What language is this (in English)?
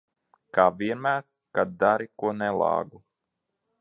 Latvian